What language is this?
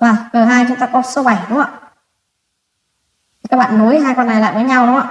Vietnamese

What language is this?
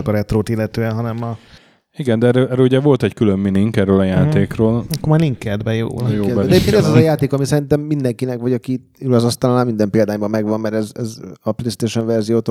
Hungarian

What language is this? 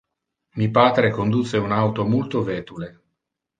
Interlingua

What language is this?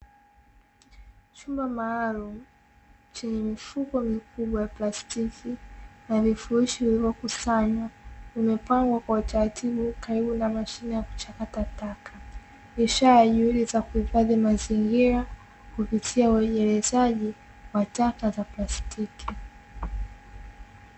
Swahili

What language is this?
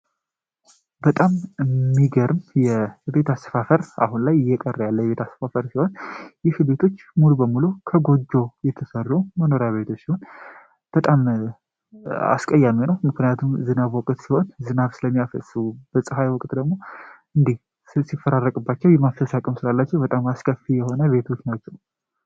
Amharic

